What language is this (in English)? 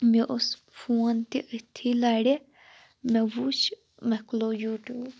Kashmiri